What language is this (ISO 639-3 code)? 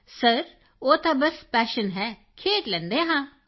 pan